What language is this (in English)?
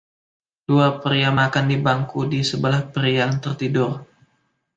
Indonesian